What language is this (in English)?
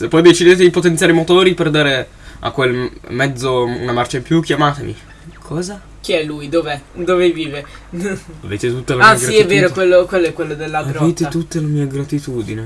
Italian